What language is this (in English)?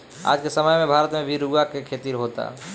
Bhojpuri